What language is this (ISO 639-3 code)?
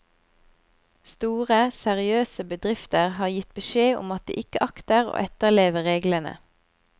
nor